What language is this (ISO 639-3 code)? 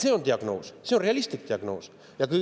est